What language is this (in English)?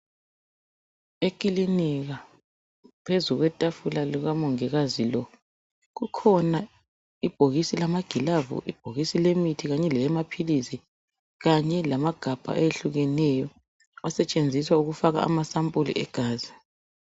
North Ndebele